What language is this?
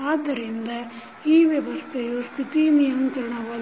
Kannada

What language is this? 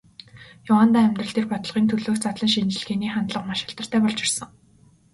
Mongolian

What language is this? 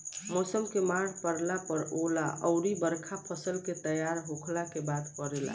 Bhojpuri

